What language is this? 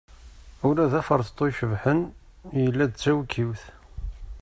Kabyle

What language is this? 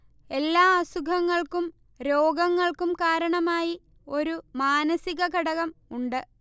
Malayalam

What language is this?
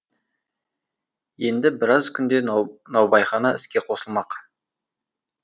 Kazakh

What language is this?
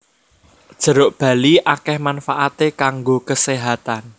Javanese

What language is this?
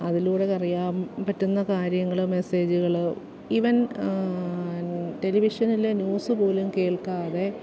Malayalam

